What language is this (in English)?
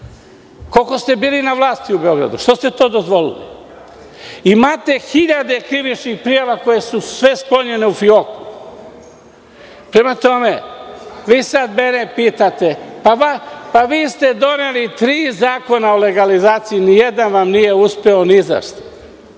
Serbian